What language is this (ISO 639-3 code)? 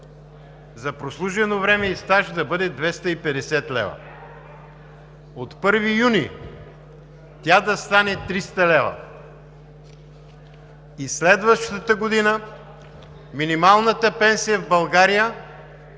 bul